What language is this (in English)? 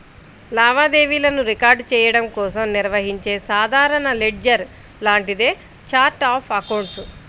Telugu